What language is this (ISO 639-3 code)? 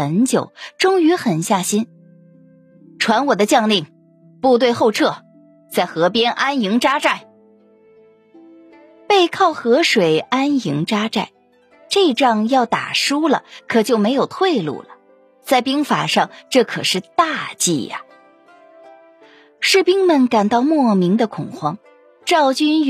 zho